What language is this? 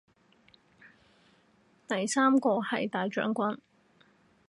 Cantonese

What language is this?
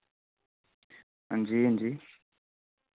Dogri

